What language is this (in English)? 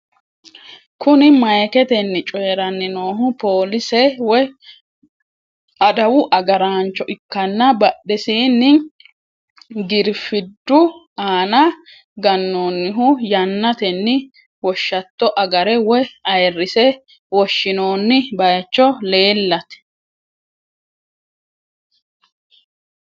Sidamo